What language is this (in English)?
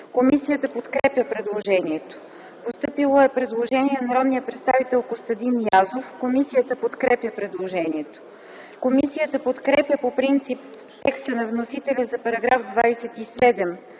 Bulgarian